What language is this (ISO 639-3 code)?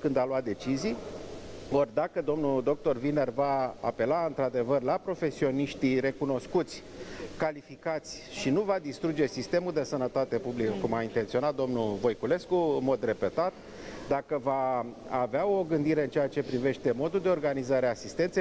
ron